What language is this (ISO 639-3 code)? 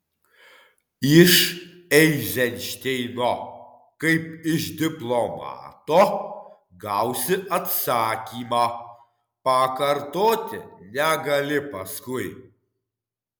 lit